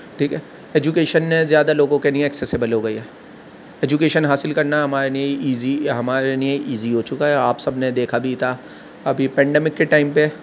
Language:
Urdu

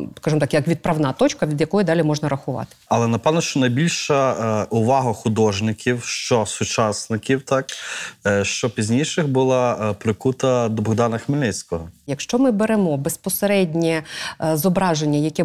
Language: Ukrainian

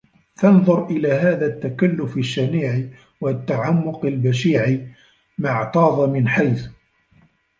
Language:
Arabic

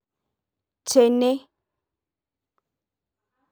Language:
Masai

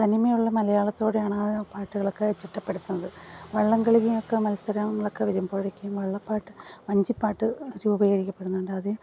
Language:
Malayalam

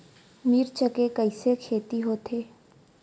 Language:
Chhattisgarhi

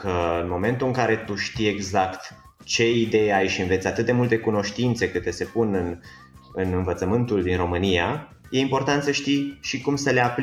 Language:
Romanian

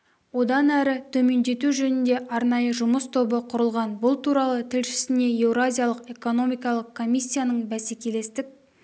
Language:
Kazakh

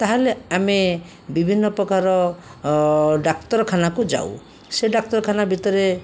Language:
Odia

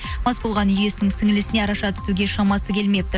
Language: Kazakh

